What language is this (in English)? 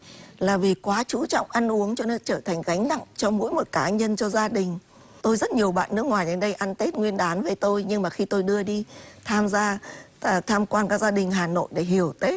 Vietnamese